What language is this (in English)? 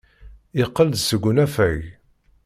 Kabyle